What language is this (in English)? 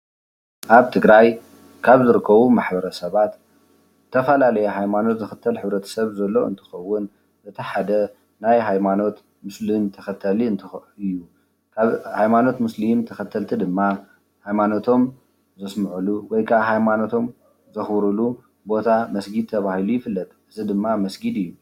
Tigrinya